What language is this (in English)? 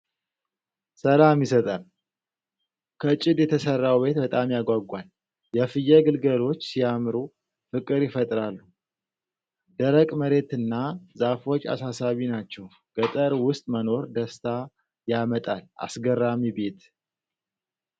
Amharic